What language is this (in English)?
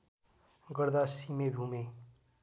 Nepali